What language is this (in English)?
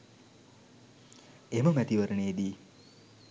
Sinhala